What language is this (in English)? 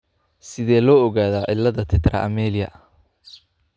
Somali